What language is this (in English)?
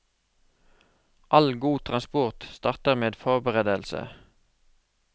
Norwegian